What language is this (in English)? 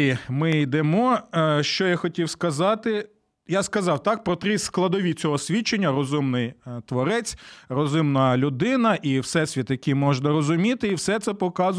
Ukrainian